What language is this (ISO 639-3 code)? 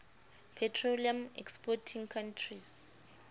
sot